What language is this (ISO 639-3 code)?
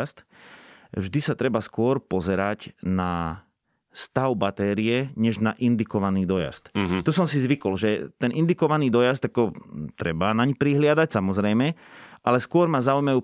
slk